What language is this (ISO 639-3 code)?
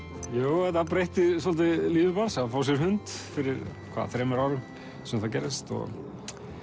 isl